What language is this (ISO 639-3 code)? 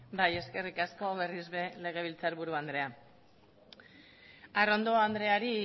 eus